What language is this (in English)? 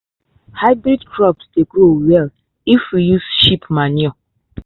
Nigerian Pidgin